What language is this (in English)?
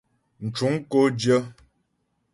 Ghomala